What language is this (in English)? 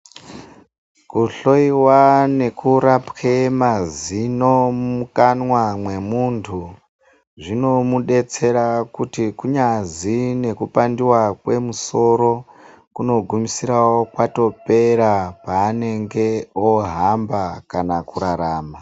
Ndau